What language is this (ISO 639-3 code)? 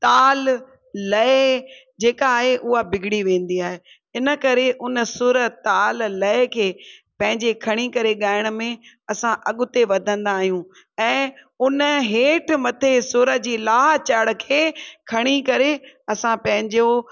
snd